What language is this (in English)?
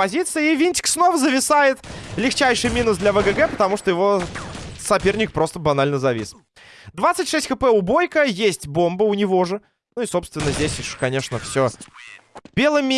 Russian